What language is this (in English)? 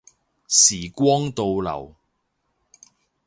Cantonese